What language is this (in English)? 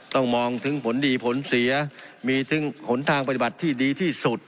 Thai